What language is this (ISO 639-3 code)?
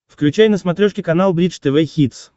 rus